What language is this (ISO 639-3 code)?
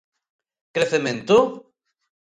glg